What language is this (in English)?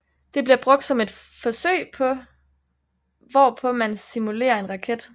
Danish